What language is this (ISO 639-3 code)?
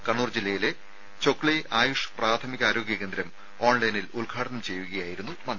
mal